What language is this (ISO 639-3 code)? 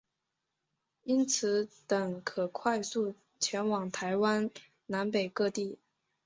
zho